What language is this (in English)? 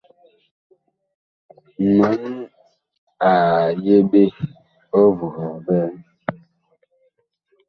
Bakoko